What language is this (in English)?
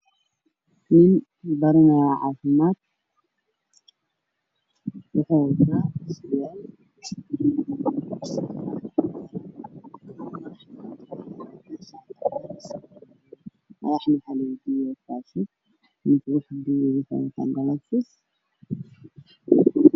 Somali